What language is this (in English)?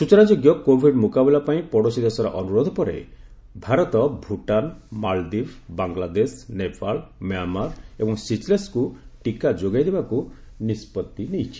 Odia